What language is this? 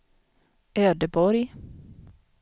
Swedish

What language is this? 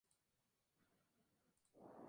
Spanish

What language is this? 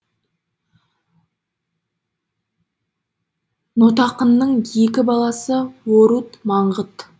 Kazakh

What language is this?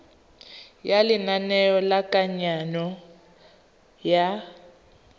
Tswana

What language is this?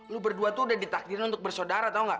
Indonesian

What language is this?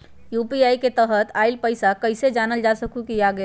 Magahi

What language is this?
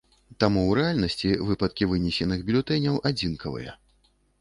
Belarusian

